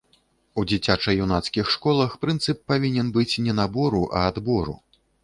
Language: Belarusian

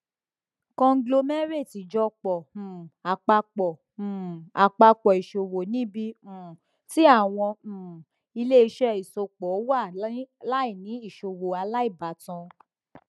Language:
Yoruba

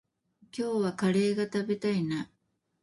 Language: Japanese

